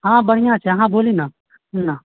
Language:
Maithili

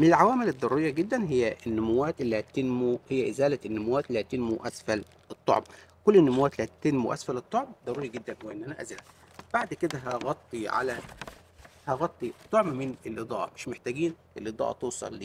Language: Arabic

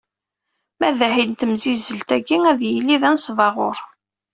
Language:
Kabyle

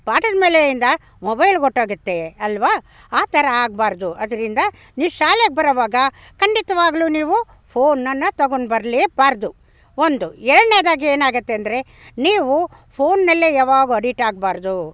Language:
Kannada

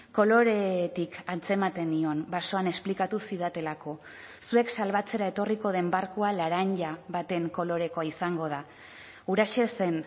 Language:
Basque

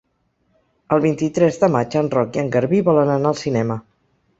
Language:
Catalan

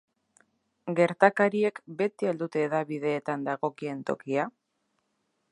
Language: Basque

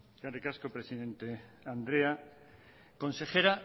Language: Basque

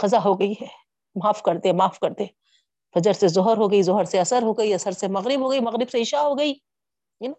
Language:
Urdu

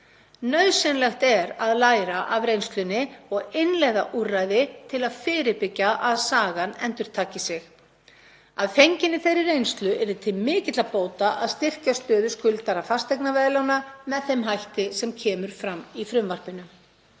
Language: Icelandic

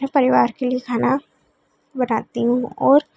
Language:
Hindi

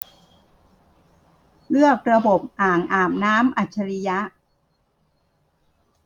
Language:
Thai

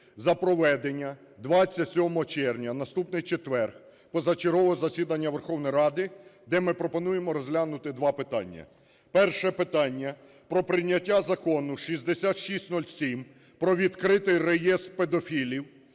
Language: Ukrainian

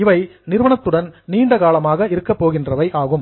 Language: Tamil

